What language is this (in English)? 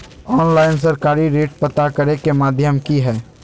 Magahi